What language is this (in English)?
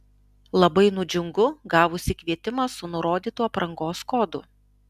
Lithuanian